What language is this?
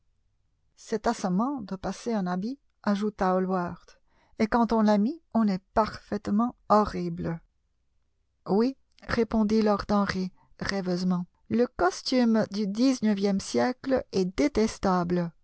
French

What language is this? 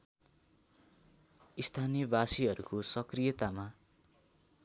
Nepali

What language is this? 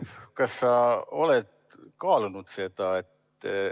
Estonian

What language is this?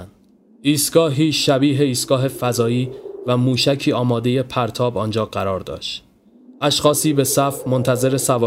Persian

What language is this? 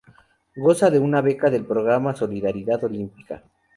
Spanish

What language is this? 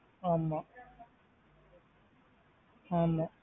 Tamil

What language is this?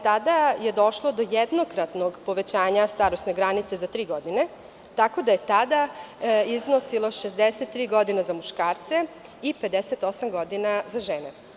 Serbian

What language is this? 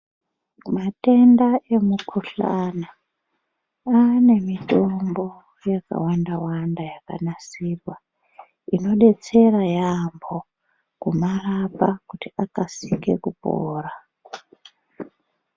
Ndau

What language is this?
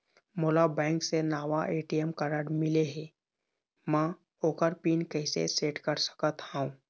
Chhattisgarhi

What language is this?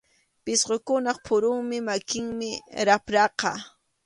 Arequipa-La Unión Quechua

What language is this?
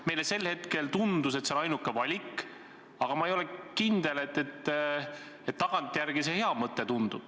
Estonian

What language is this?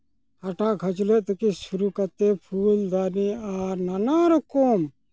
Santali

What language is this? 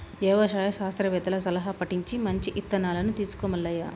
Telugu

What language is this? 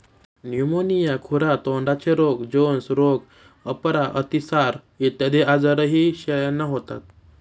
Marathi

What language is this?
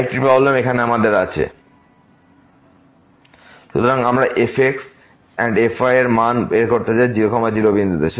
Bangla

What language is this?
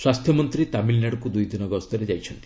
Odia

